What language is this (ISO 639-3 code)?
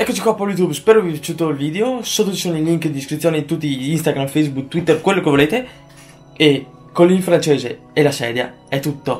ita